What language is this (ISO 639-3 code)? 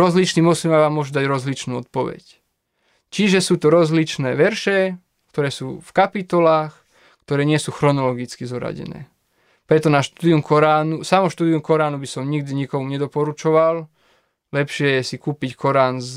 slk